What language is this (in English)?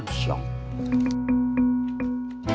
Indonesian